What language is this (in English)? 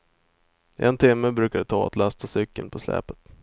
Swedish